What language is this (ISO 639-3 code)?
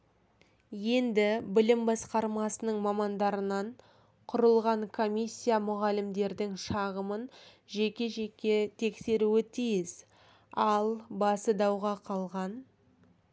kaz